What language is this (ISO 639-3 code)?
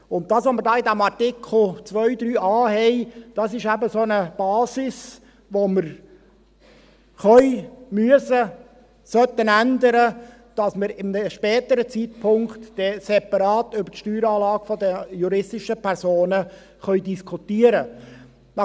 gsw